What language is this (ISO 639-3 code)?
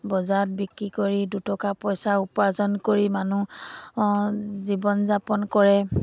asm